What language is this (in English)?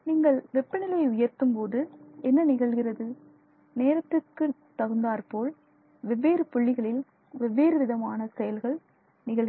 Tamil